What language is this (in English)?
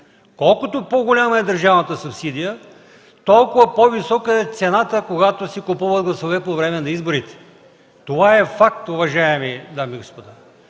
Bulgarian